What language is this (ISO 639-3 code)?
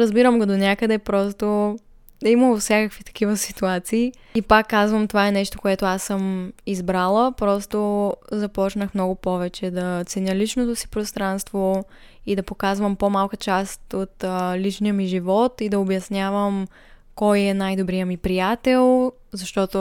bul